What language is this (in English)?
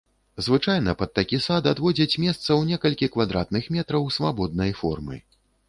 Belarusian